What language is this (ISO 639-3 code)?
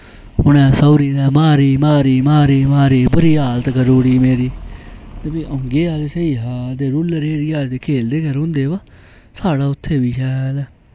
doi